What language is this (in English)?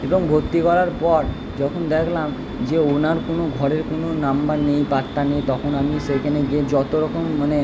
Bangla